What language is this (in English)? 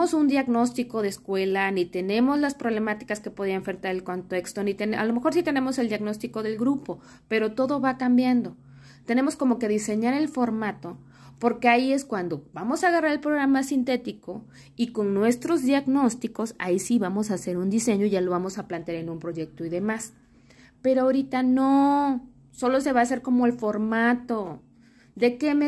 Spanish